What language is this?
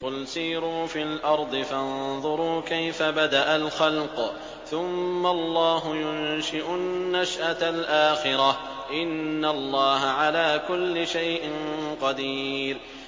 Arabic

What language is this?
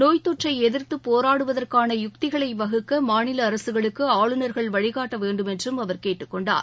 Tamil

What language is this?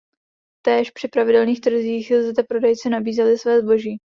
Czech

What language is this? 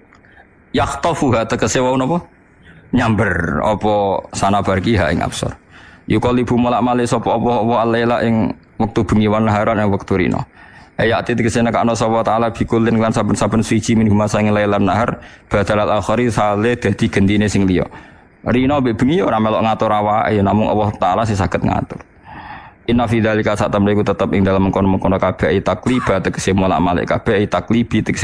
Indonesian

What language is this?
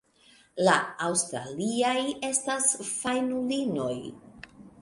Esperanto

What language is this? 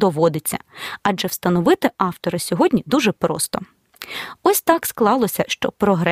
Ukrainian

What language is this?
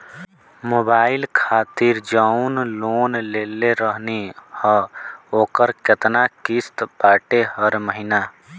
Bhojpuri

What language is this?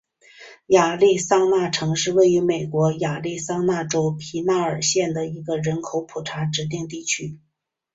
Chinese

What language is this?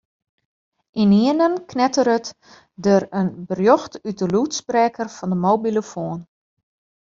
Western Frisian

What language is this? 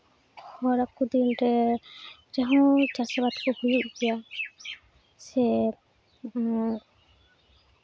Santali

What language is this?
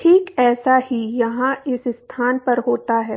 Hindi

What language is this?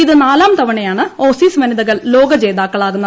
Malayalam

